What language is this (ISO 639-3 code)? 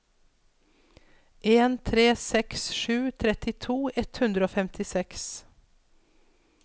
nor